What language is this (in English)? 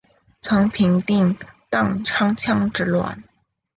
Chinese